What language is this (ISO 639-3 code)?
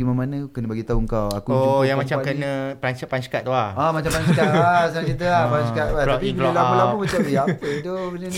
msa